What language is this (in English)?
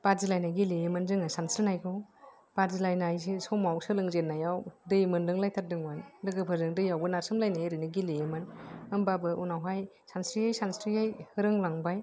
Bodo